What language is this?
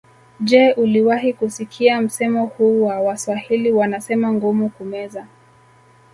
Swahili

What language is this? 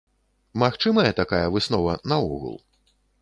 Belarusian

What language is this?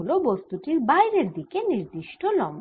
Bangla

